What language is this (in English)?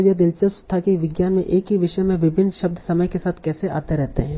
Hindi